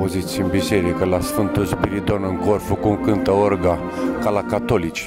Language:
Romanian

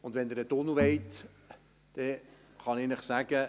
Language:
Swiss German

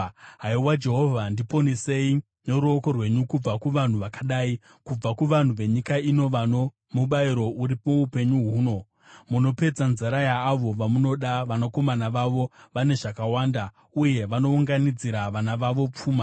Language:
Shona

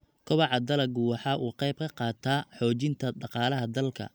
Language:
Somali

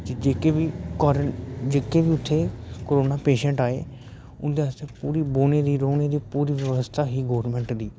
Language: Dogri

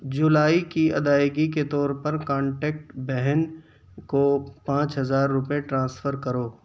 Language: Urdu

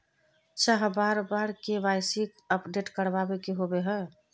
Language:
Magahi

